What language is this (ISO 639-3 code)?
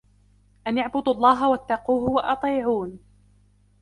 ara